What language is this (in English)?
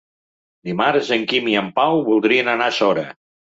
Catalan